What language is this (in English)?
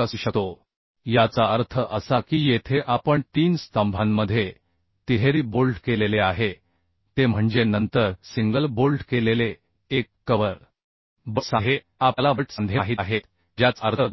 Marathi